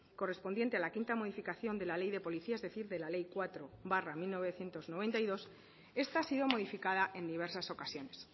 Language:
Spanish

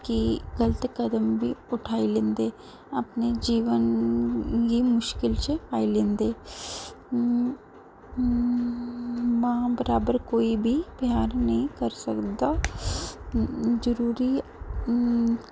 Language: Dogri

